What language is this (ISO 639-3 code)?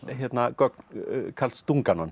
isl